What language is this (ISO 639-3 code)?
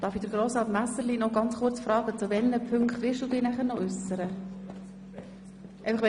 gsw